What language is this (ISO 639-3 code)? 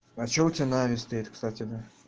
rus